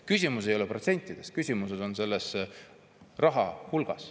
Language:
Estonian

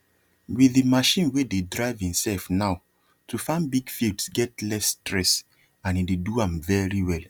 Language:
Nigerian Pidgin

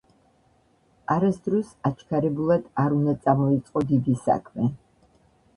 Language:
Georgian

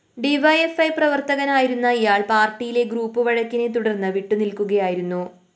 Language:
Malayalam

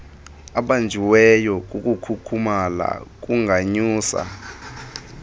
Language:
Xhosa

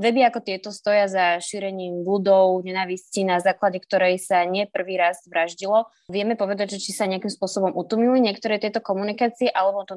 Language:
Slovak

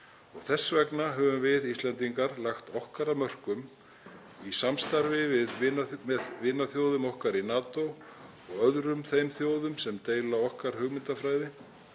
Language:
Icelandic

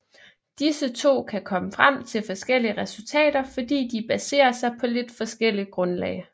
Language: Danish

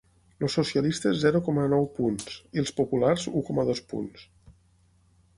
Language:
Catalan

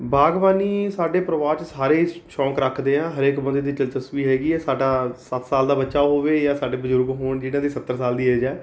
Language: Punjabi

